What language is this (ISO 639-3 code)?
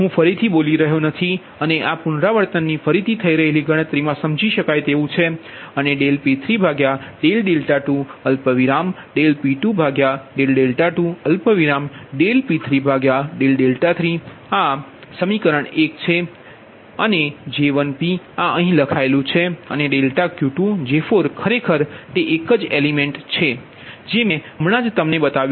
guj